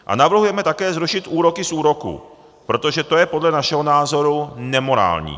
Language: Czech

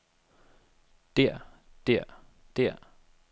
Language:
Danish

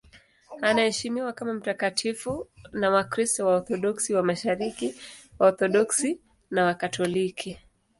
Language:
Swahili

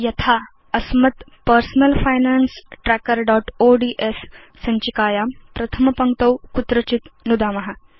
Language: Sanskrit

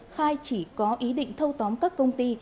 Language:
Vietnamese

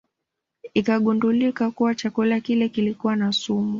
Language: Swahili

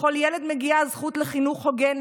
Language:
Hebrew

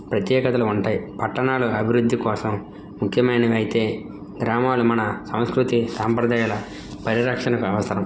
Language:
Telugu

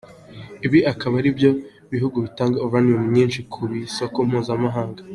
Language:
Kinyarwanda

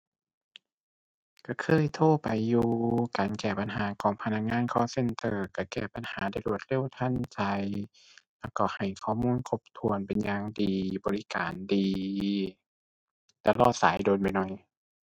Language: Thai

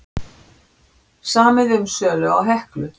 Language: Icelandic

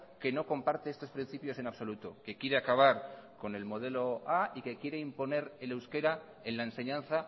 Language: Spanish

